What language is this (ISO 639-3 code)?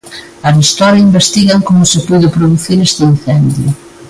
glg